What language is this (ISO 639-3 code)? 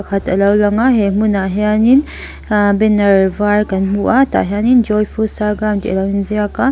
lus